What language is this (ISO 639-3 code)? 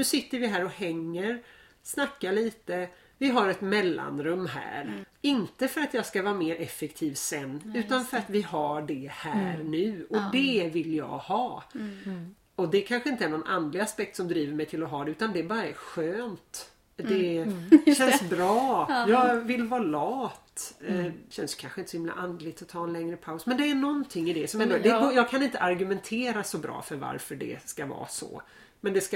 swe